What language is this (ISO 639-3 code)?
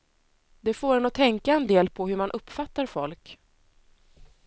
swe